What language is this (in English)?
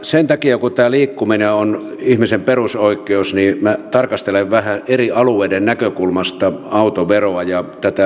Finnish